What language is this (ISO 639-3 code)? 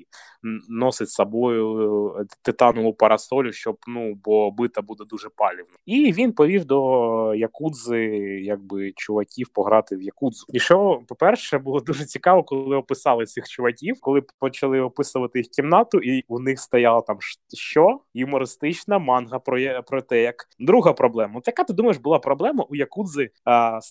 ukr